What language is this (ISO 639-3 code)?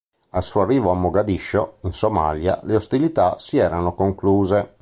ita